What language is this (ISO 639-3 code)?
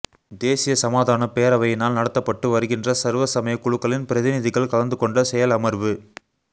tam